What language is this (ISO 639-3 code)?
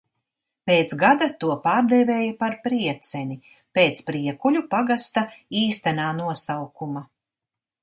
lav